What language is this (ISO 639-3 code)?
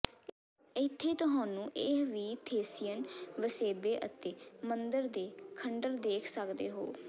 pan